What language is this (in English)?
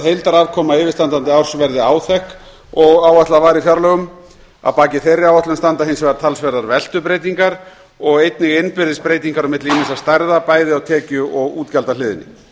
Icelandic